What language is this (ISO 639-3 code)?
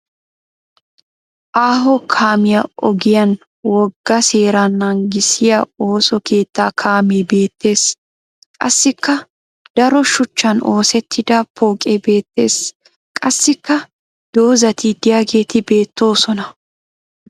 wal